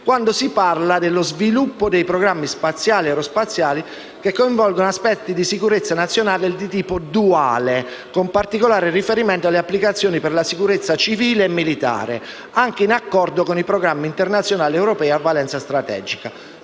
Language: Italian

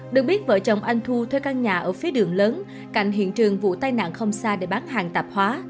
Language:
Vietnamese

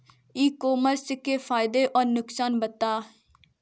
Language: Hindi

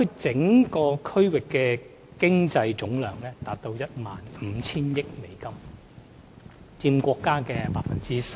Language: Cantonese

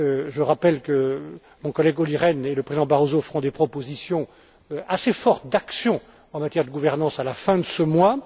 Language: French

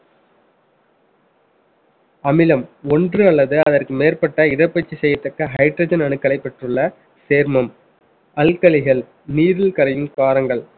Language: Tamil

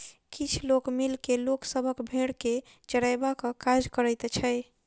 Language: Maithili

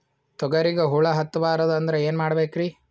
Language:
Kannada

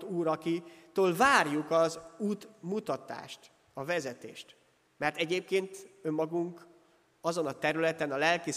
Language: Hungarian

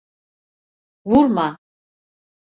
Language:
Turkish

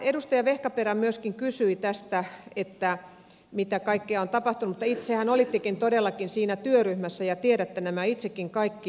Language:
Finnish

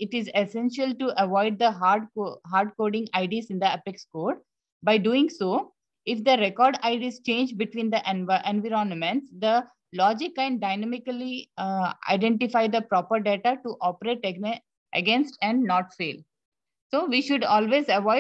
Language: English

